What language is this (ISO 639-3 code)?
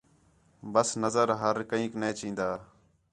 xhe